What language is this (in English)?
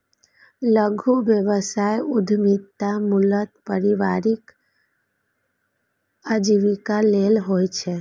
Maithili